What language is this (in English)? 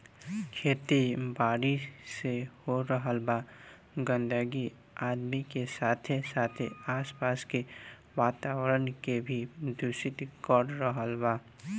Bhojpuri